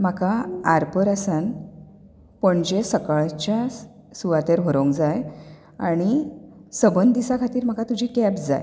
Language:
Konkani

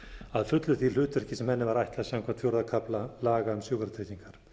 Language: Icelandic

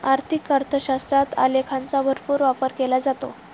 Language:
Marathi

